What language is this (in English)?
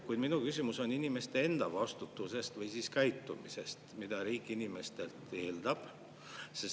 Estonian